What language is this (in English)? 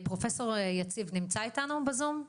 Hebrew